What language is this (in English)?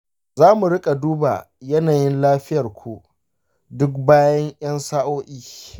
Hausa